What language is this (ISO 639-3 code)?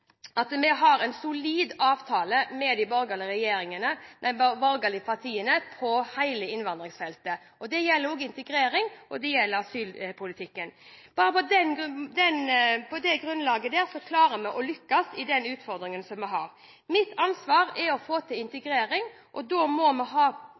nob